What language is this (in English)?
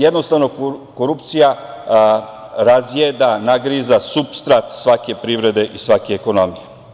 Serbian